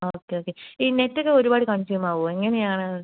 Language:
Malayalam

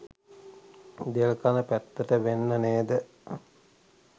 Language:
Sinhala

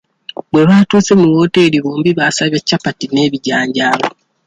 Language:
Ganda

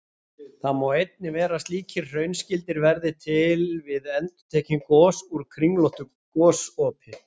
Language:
Icelandic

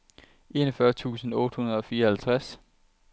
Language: Danish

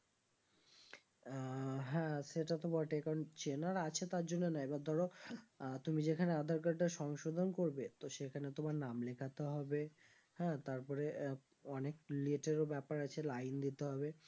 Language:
Bangla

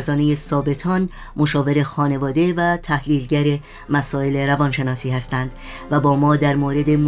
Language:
Persian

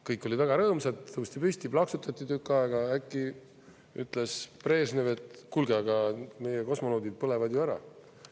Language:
Estonian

